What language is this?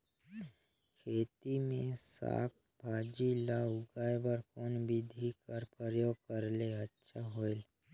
Chhattisgarhi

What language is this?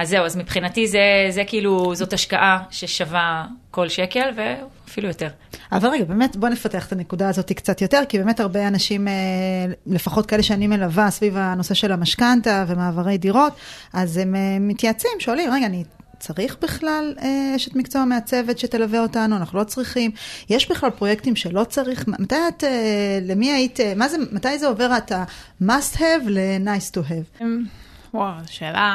Hebrew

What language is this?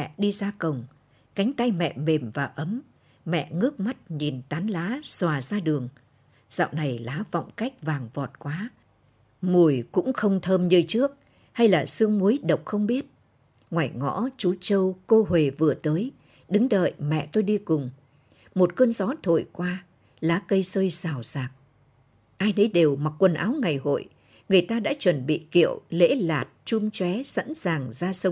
Vietnamese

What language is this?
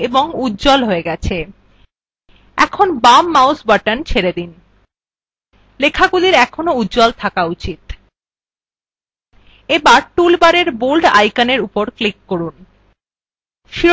Bangla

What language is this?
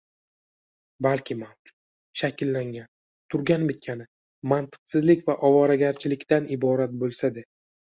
Uzbek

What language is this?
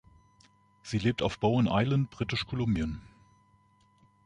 German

